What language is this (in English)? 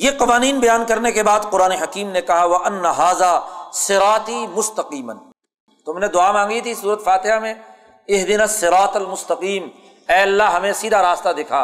Urdu